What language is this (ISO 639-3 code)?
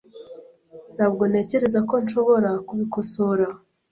kin